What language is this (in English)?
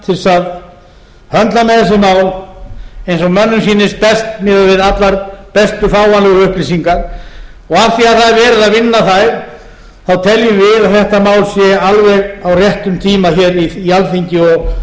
Icelandic